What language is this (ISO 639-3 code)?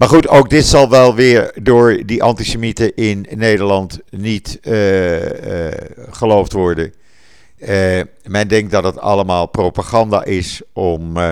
nld